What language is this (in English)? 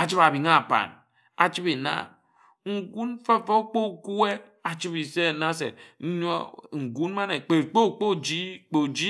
Ejagham